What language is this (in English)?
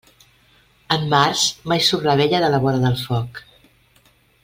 Catalan